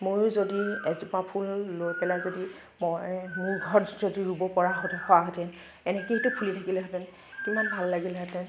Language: Assamese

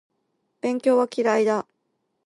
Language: Japanese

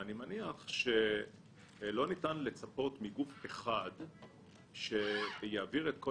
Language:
Hebrew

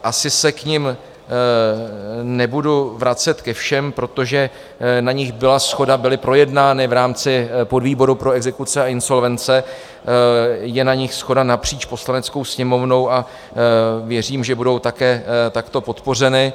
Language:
Czech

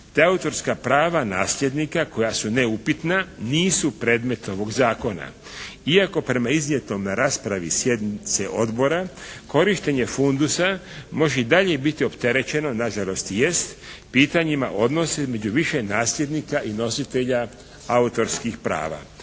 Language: Croatian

